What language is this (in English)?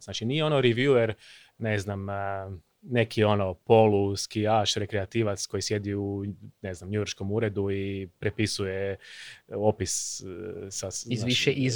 Croatian